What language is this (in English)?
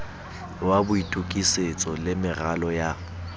Southern Sotho